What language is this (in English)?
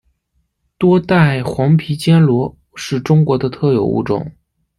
Chinese